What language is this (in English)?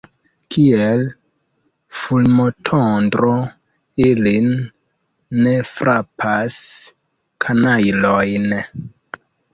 Esperanto